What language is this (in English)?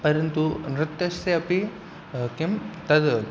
Sanskrit